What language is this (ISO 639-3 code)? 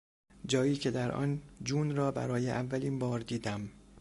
fas